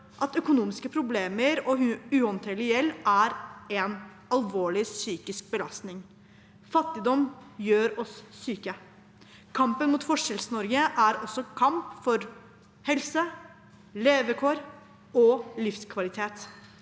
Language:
Norwegian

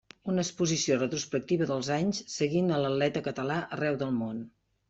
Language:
Catalan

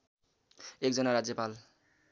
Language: Nepali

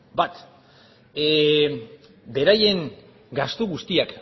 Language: Basque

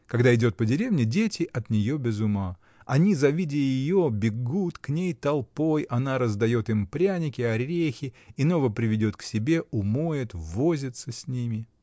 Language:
Russian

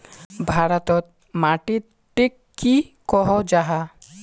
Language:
Magahi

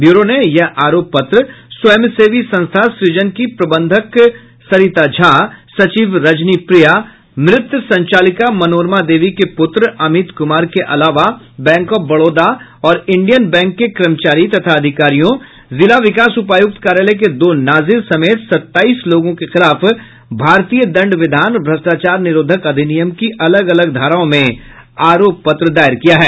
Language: Hindi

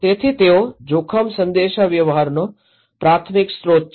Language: Gujarati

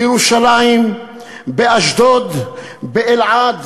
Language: Hebrew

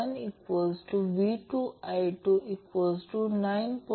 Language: Marathi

